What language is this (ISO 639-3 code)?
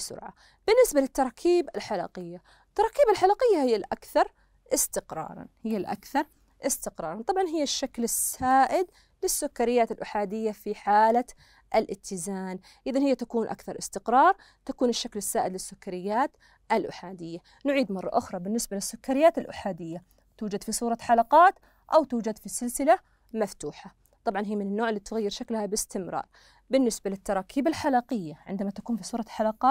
ara